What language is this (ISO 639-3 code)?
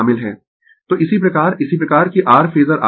hin